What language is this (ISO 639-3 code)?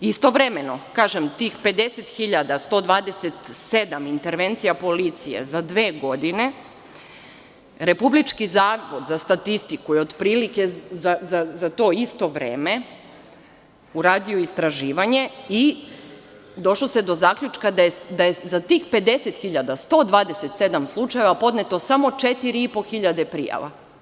srp